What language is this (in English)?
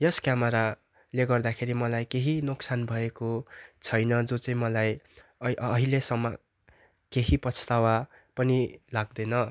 Nepali